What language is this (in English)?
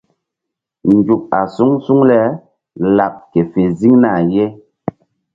Mbum